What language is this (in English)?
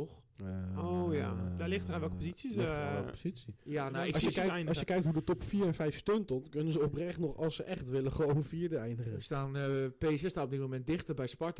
Dutch